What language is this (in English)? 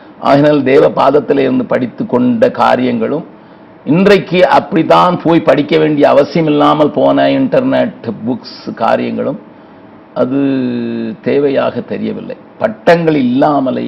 Tamil